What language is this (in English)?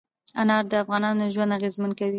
Pashto